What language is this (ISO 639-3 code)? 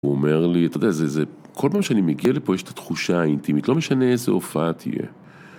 heb